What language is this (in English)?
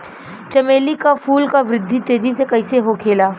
Bhojpuri